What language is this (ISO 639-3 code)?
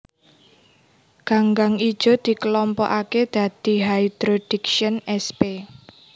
jav